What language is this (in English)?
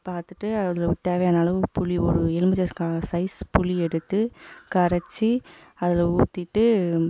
Tamil